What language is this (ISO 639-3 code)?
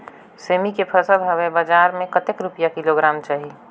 hne